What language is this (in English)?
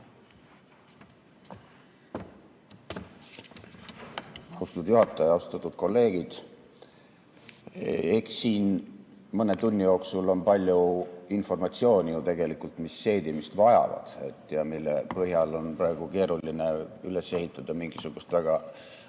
Estonian